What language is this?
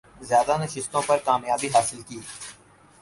Urdu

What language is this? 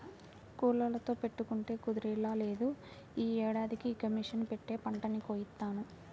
Telugu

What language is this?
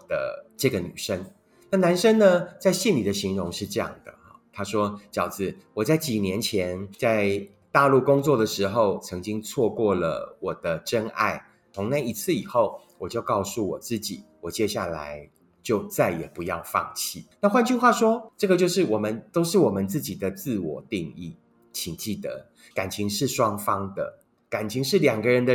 Chinese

